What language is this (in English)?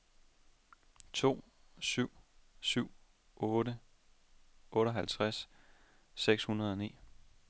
Danish